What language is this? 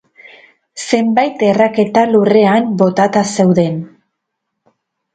Basque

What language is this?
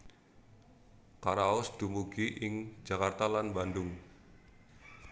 Javanese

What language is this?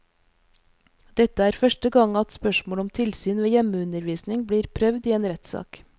Norwegian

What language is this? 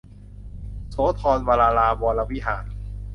Thai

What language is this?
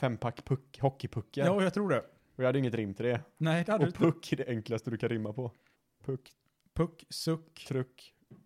Swedish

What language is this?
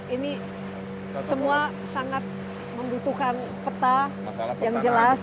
Indonesian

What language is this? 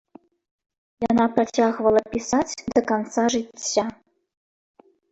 Belarusian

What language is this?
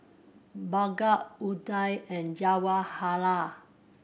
English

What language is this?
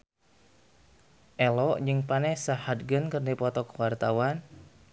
Sundanese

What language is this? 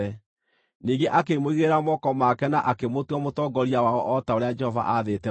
Kikuyu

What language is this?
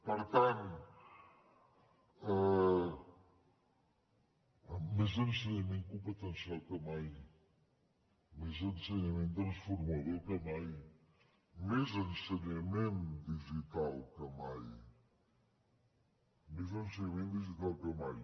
Catalan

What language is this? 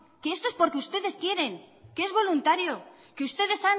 Spanish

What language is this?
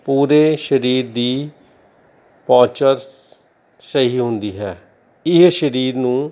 Punjabi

